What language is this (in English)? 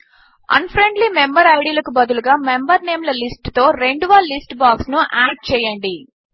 Telugu